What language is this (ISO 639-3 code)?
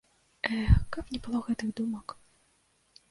bel